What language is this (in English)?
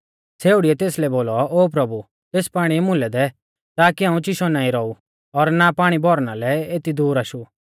Mahasu Pahari